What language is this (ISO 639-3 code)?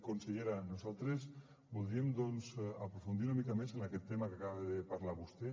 cat